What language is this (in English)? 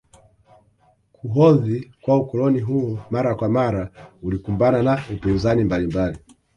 Swahili